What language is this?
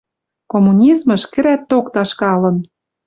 Western Mari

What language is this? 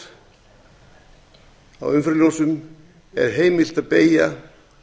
Icelandic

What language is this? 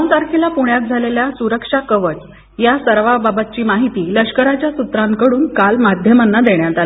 Marathi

